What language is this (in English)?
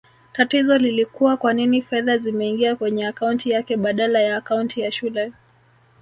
Swahili